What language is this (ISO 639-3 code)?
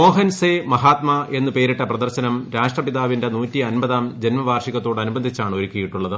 mal